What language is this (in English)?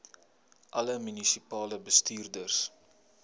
Afrikaans